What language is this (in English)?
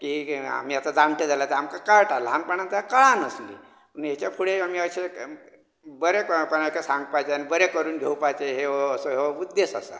Konkani